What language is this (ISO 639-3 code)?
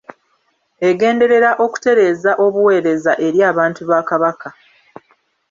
lug